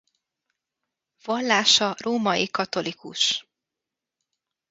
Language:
Hungarian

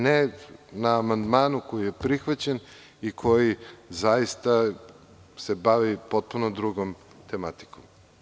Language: Serbian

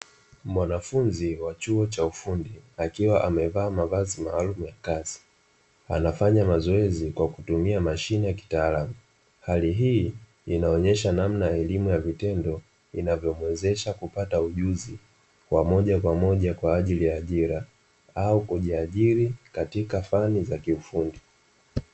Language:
Swahili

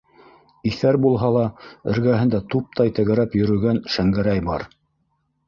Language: Bashkir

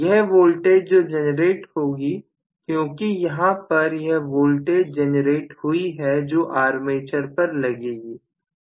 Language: Hindi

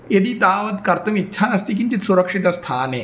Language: Sanskrit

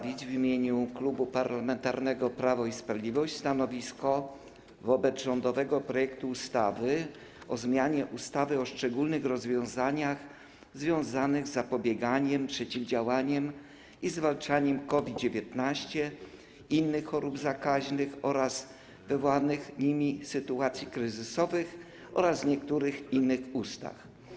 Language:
Polish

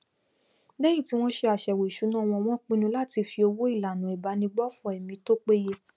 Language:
Yoruba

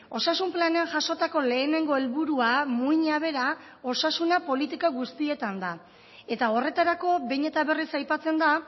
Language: Basque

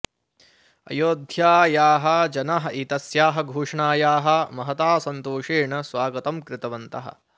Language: Sanskrit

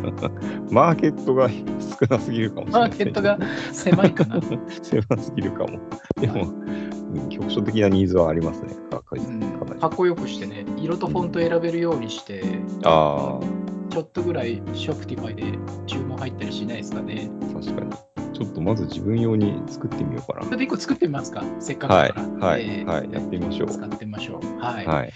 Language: Japanese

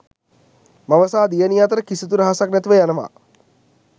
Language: Sinhala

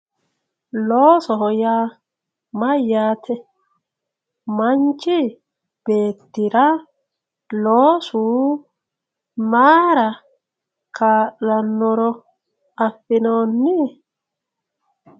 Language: Sidamo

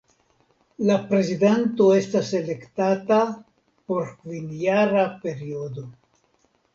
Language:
Esperanto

